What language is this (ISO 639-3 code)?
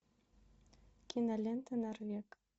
rus